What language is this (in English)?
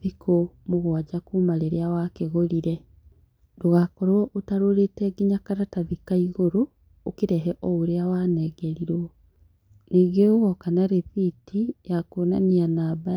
Kikuyu